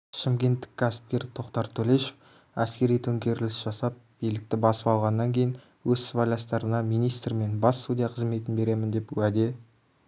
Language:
Kazakh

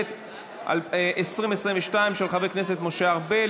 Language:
Hebrew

